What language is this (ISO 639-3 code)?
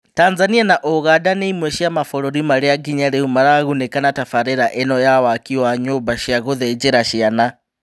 kik